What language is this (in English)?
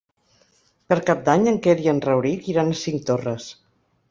Catalan